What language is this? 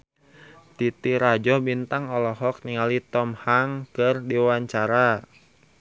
Sundanese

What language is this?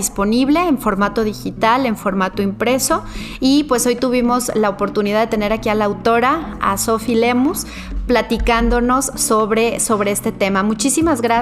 Spanish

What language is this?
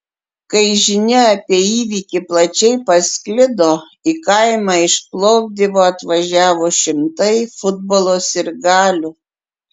Lithuanian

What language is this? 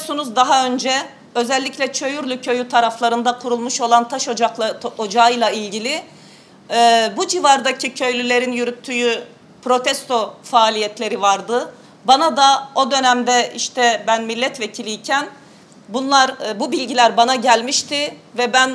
Turkish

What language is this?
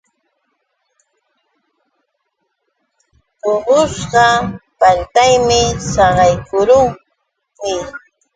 Yauyos Quechua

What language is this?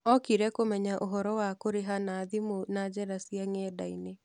Kikuyu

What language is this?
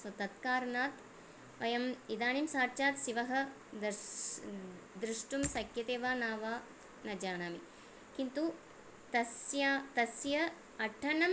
Sanskrit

